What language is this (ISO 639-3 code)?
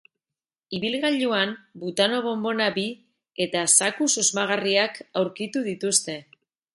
eus